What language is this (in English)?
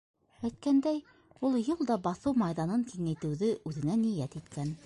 Bashkir